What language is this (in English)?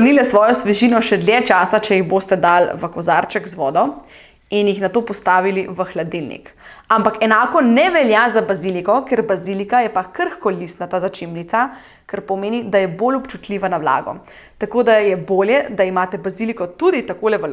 Slovenian